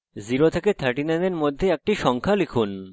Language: Bangla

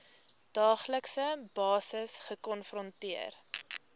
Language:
Afrikaans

